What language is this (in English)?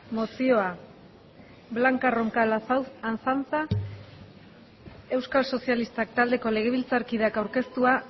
Basque